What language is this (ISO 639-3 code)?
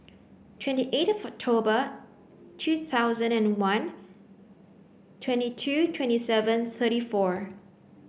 eng